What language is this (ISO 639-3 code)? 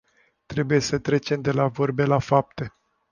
ron